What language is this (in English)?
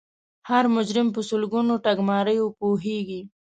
Pashto